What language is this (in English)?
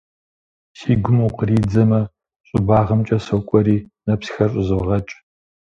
Kabardian